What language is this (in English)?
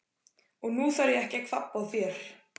Icelandic